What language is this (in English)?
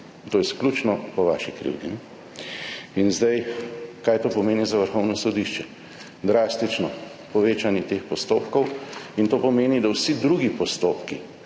Slovenian